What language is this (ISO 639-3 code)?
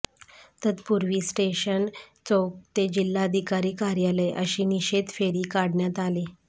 mar